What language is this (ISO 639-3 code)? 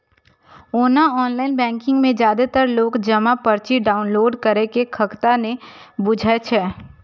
mai